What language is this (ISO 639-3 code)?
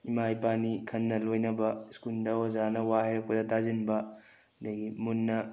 mni